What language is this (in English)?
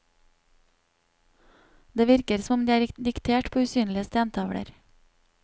Norwegian